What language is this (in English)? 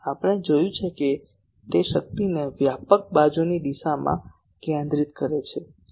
Gujarati